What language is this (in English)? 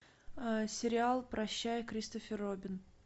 Russian